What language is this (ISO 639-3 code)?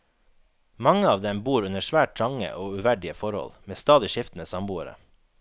nor